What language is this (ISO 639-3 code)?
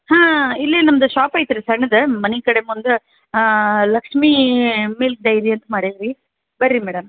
kan